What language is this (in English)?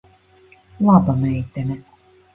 Latvian